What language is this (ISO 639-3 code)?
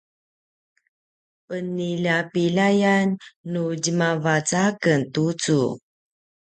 pwn